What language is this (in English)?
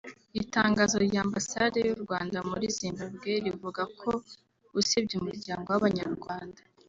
Kinyarwanda